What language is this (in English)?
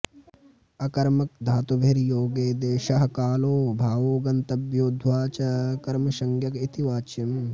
Sanskrit